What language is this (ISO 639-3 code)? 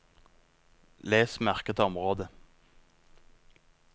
nor